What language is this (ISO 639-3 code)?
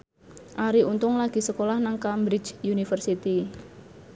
jav